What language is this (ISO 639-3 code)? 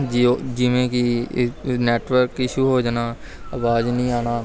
pan